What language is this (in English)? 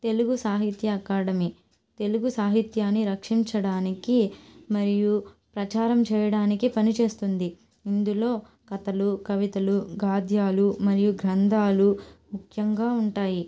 Telugu